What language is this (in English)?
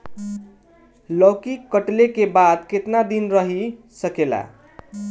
Bhojpuri